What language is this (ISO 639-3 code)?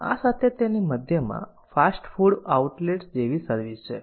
guj